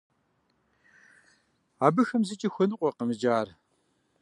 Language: Kabardian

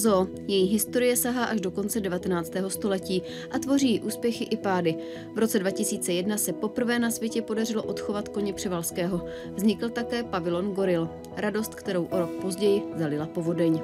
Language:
Czech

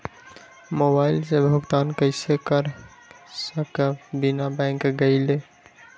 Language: Magahi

